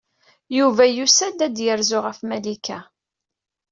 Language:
Kabyle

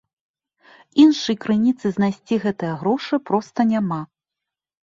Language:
Belarusian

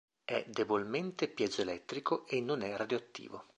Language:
Italian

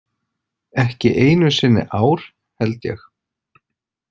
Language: Icelandic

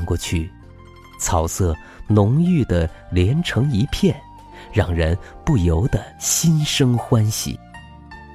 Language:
Chinese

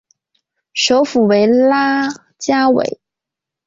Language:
Chinese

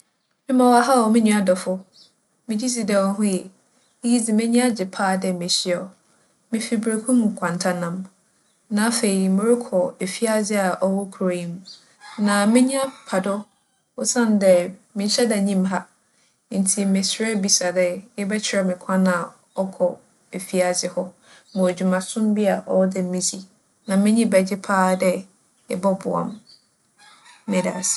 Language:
Akan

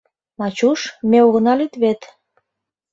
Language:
Mari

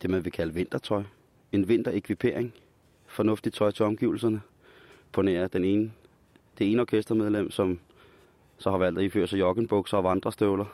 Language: Danish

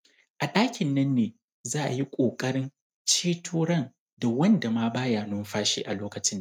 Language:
Hausa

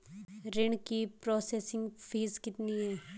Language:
Hindi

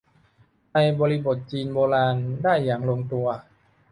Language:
Thai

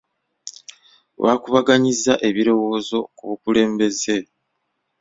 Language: Ganda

